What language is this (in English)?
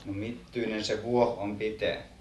Finnish